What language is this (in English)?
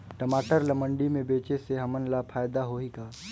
Chhattisgarhi